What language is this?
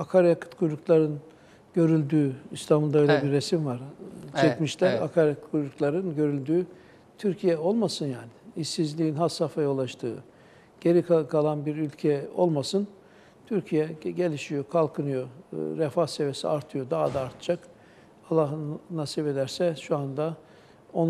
Turkish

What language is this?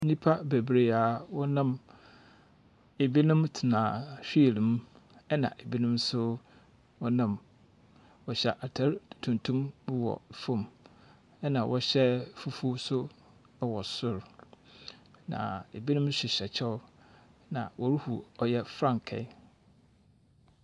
Akan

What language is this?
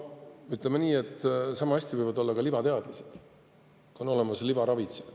Estonian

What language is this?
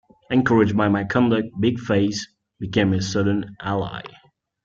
English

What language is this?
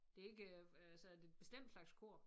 Danish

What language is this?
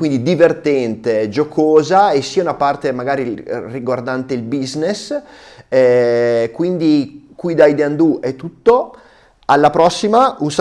Italian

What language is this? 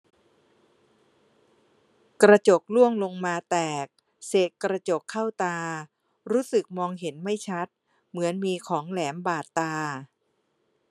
Thai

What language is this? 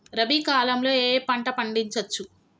Telugu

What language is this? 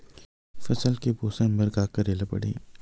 Chhattisgarhi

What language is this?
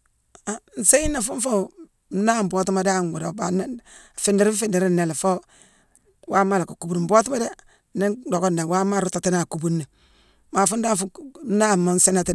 Mansoanka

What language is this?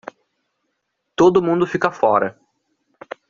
Portuguese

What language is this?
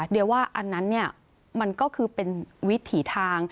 Thai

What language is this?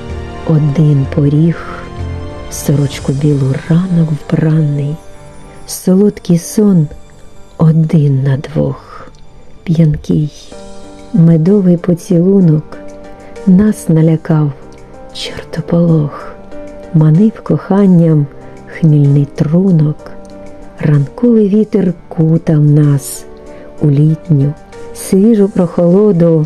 Ukrainian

